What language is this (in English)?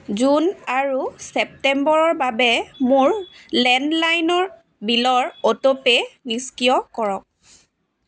Assamese